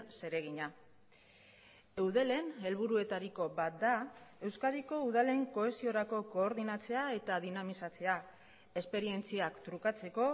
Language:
Basque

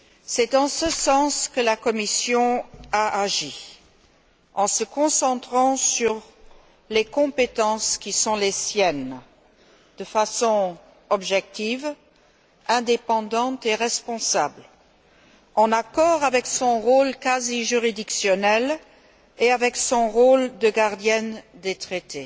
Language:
French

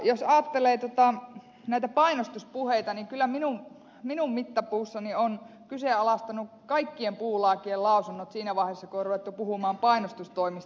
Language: Finnish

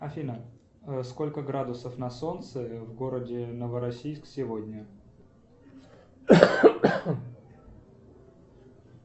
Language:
Russian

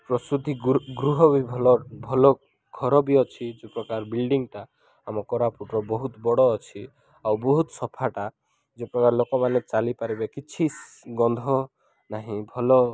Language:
Odia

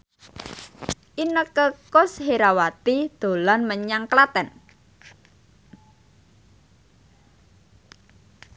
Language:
Javanese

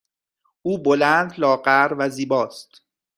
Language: Persian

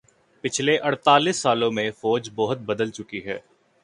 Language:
Urdu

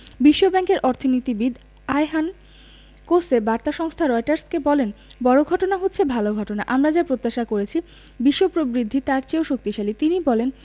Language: Bangla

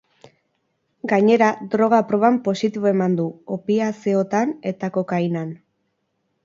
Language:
Basque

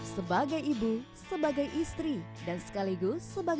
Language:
Indonesian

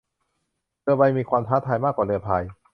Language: Thai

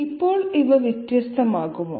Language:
Malayalam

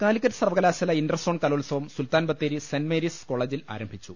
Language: Malayalam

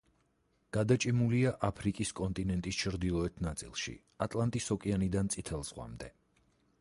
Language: Georgian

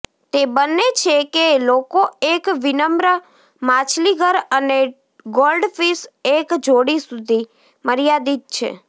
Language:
Gujarati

